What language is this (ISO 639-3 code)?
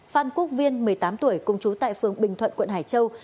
vie